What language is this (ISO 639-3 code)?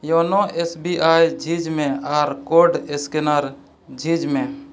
sat